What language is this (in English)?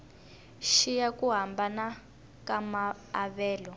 Tsonga